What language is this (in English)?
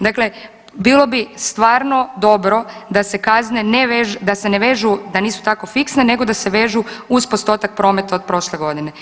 Croatian